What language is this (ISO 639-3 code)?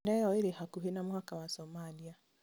kik